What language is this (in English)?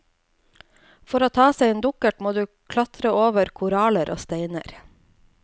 Norwegian